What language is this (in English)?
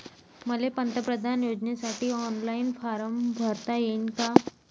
Marathi